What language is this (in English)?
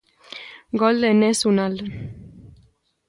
Galician